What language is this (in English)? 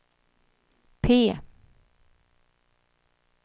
Swedish